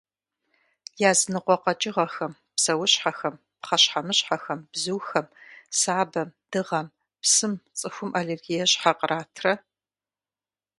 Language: Kabardian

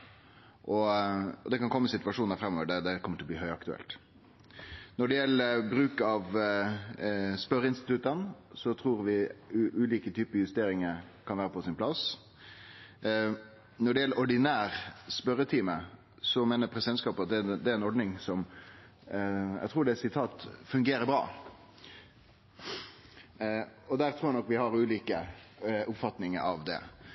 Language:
Norwegian Nynorsk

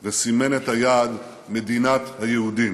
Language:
Hebrew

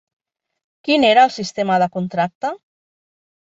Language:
Catalan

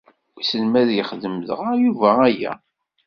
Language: Kabyle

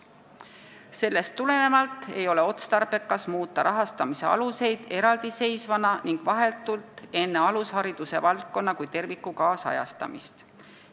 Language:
Estonian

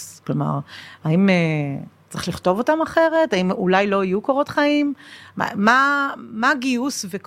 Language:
Hebrew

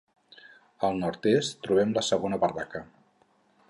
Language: Catalan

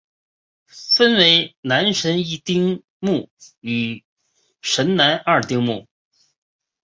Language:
Chinese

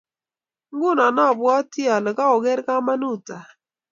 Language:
Kalenjin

